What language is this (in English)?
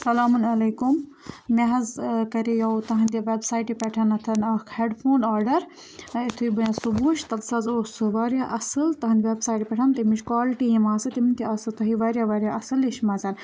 Kashmiri